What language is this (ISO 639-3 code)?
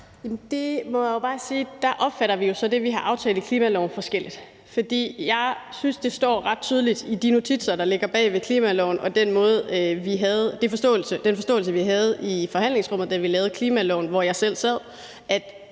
dan